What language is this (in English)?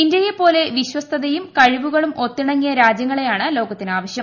Malayalam